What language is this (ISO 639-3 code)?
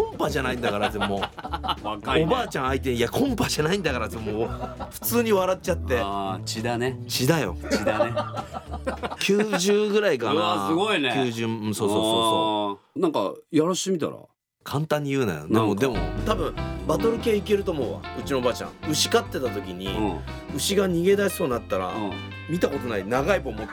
jpn